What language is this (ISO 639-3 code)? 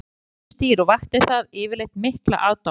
isl